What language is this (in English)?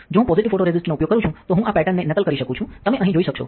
Gujarati